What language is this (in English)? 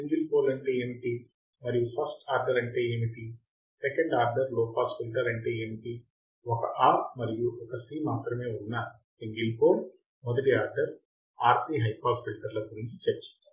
Telugu